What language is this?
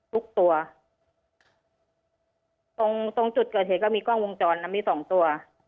Thai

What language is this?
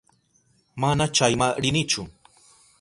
Southern Pastaza Quechua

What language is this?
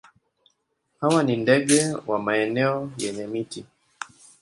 Swahili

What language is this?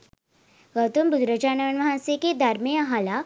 Sinhala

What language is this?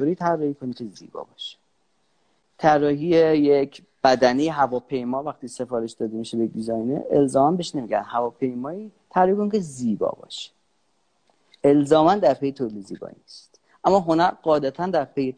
Persian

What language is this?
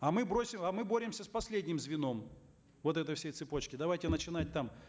Kazakh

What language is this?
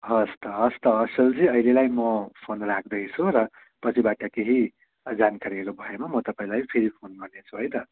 Nepali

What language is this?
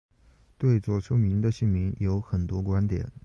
Chinese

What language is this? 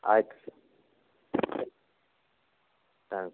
Kannada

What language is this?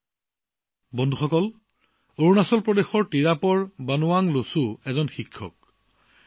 Assamese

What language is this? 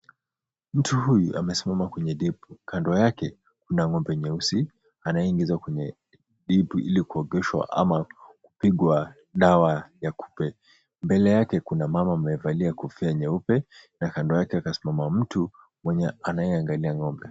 Swahili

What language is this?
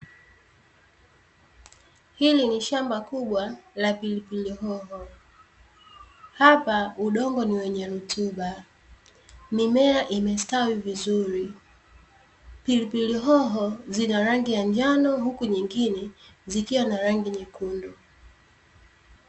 Swahili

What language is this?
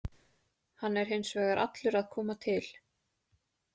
Icelandic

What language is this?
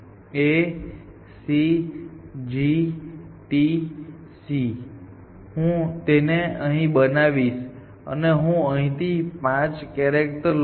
Gujarati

